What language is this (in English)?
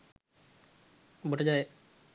Sinhala